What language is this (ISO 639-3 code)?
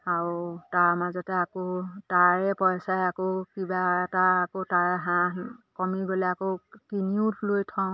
asm